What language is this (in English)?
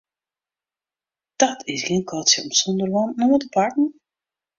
Western Frisian